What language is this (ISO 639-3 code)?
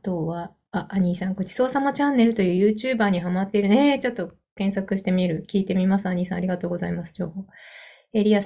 jpn